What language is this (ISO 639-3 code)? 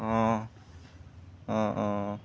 asm